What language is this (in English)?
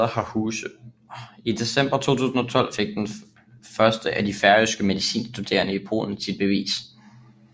Danish